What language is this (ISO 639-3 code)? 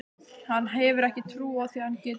isl